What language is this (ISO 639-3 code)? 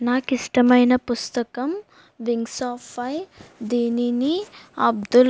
tel